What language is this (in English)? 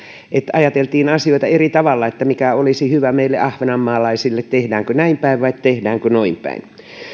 Finnish